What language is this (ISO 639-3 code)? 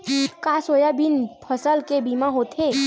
hne